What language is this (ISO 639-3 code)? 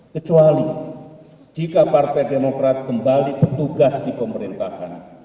ind